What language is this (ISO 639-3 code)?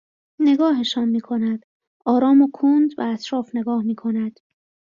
fas